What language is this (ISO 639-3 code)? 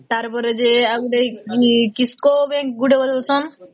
ori